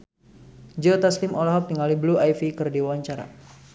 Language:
Sundanese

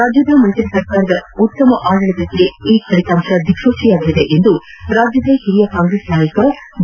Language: Kannada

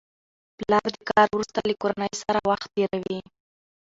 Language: Pashto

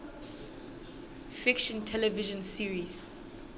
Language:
Southern Sotho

